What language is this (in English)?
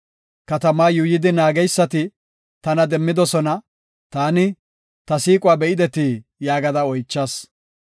Gofa